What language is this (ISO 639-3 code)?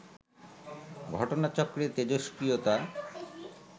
ben